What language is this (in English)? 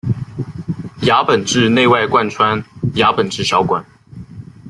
Chinese